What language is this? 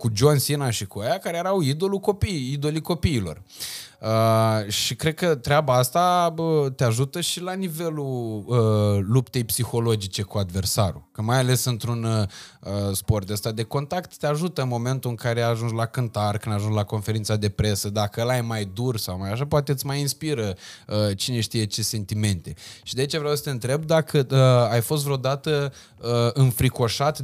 Romanian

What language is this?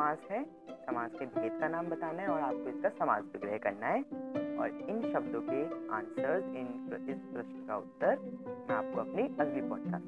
Hindi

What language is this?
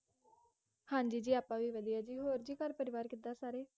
Punjabi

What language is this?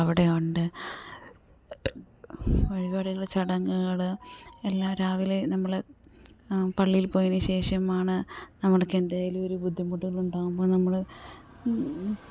Malayalam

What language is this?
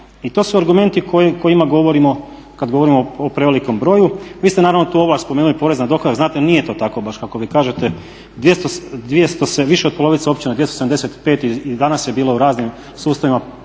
Croatian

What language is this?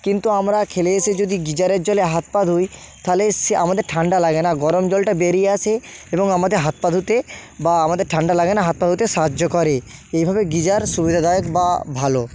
Bangla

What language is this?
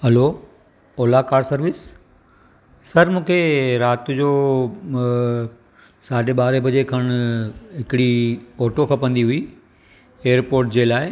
Sindhi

